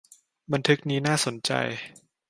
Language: Thai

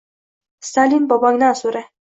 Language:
Uzbek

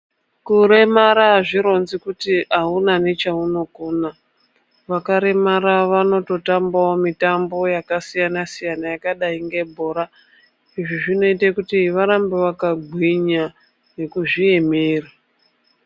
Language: Ndau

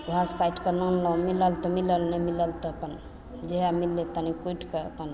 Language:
Maithili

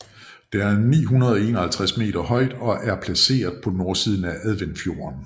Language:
Danish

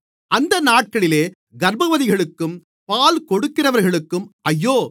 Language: Tamil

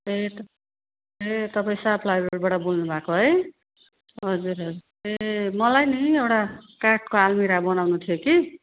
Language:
Nepali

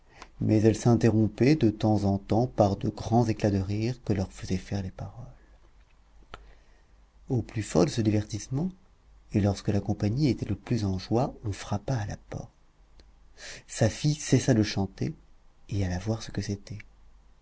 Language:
French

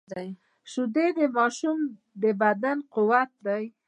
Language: Pashto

